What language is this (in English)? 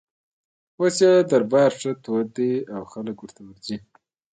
Pashto